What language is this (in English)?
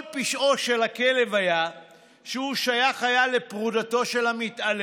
Hebrew